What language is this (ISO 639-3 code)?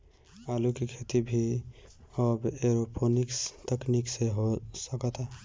bho